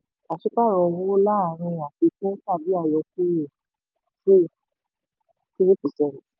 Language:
Yoruba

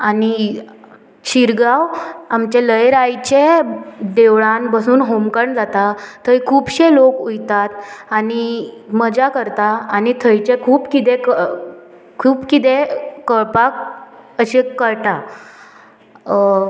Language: Konkani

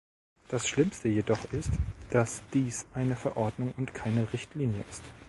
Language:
German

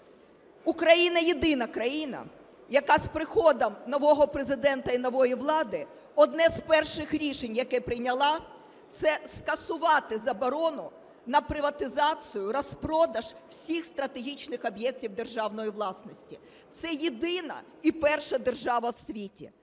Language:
Ukrainian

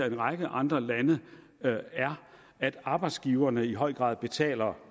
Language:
Danish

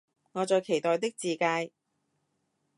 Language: Cantonese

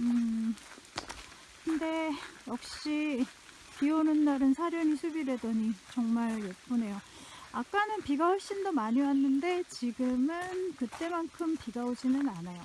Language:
Korean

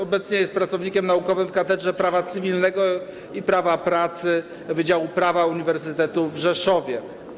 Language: Polish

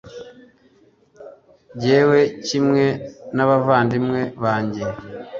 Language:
Kinyarwanda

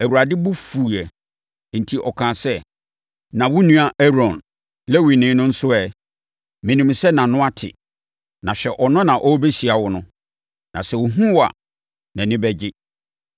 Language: Akan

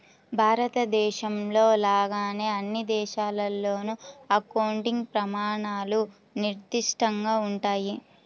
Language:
Telugu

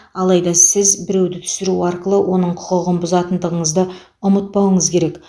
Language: Kazakh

